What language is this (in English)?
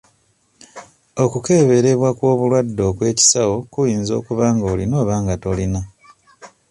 Ganda